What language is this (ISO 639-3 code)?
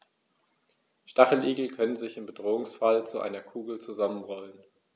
deu